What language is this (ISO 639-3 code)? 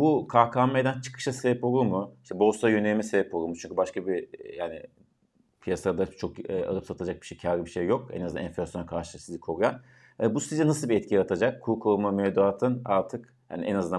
tur